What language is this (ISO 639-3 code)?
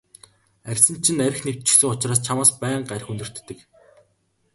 mon